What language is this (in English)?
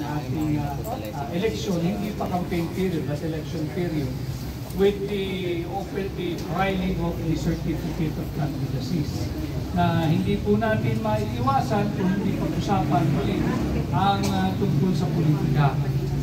Filipino